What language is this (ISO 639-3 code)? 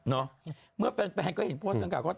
tha